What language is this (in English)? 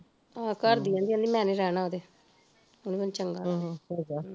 Punjabi